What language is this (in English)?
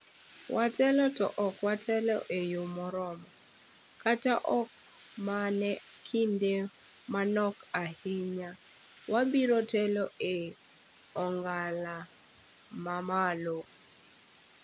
Luo (Kenya and Tanzania)